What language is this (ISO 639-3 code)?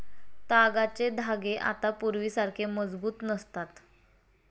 mar